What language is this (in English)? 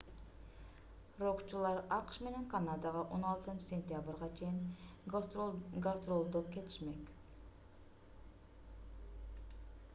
Kyrgyz